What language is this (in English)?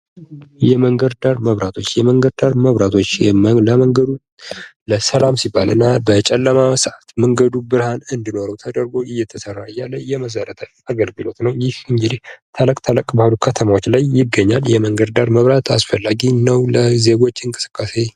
Amharic